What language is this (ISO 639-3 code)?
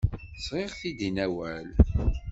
kab